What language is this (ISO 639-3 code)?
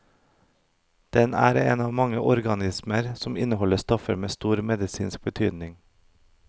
nor